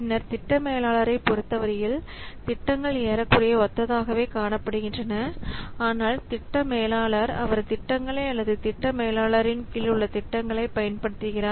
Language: Tamil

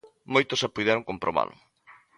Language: Galician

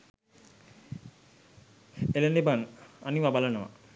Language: Sinhala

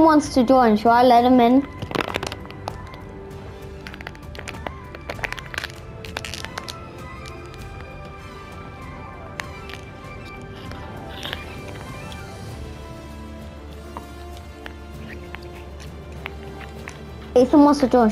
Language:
English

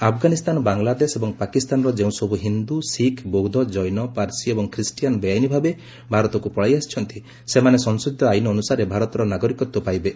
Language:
Odia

